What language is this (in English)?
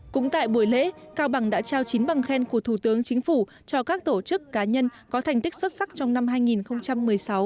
Vietnamese